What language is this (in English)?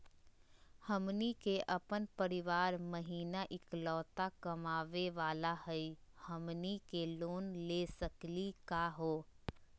Magahi